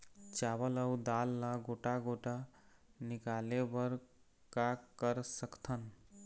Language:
Chhattisgarhi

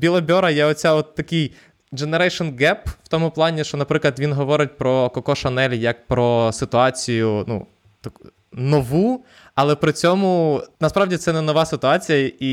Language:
Ukrainian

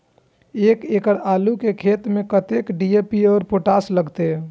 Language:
Maithili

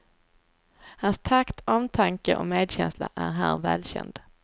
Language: Swedish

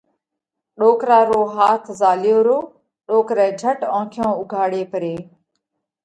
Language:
Parkari Koli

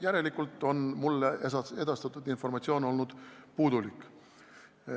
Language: Estonian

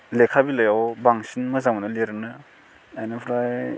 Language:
Bodo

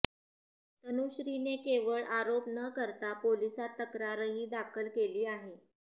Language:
Marathi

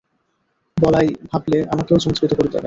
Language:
Bangla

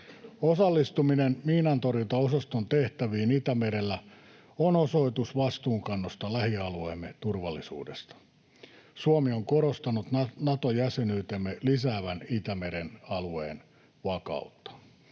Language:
Finnish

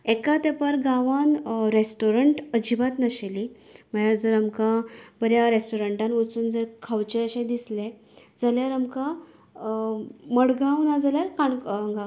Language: Konkani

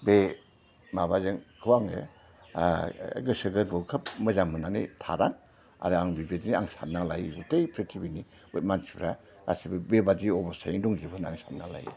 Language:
Bodo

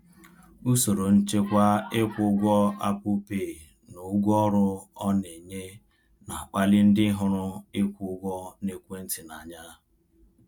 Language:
Igbo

